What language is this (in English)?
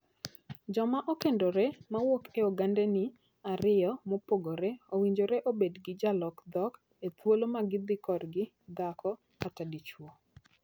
Luo (Kenya and Tanzania)